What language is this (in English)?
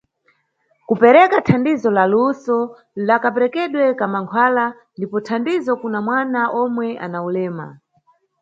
Nyungwe